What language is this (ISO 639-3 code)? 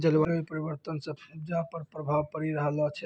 mai